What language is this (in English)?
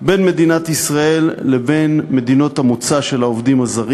Hebrew